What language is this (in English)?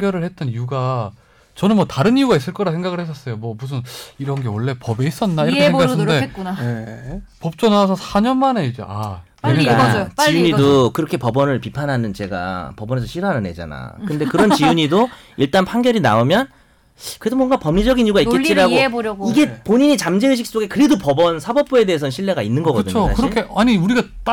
Korean